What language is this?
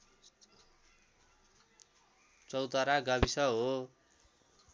Nepali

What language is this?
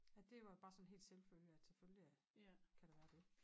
Danish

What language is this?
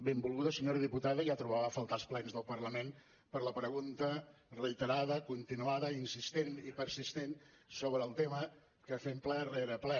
Catalan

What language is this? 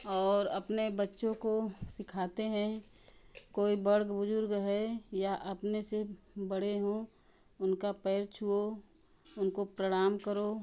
Hindi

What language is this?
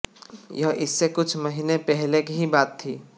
Hindi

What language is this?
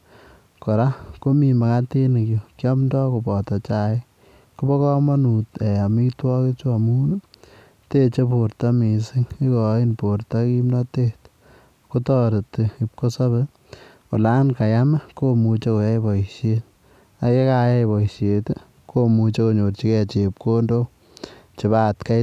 Kalenjin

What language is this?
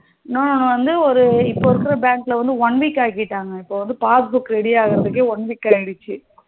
Tamil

